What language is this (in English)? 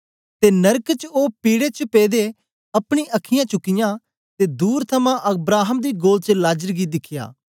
Dogri